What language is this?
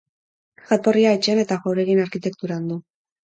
Basque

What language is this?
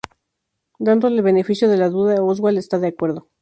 Spanish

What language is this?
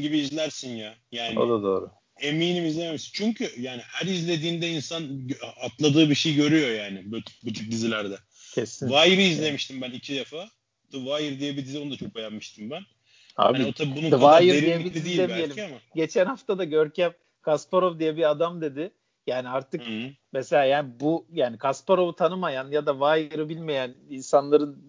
Turkish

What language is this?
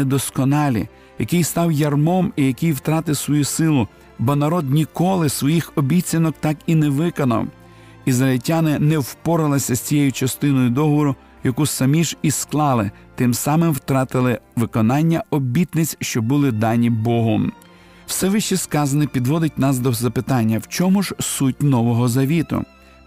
Ukrainian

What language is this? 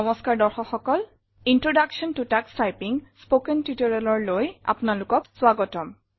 Assamese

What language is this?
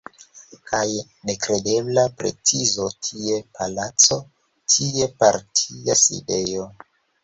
Esperanto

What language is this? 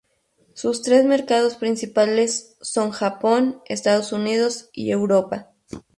Spanish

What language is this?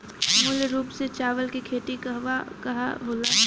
Bhojpuri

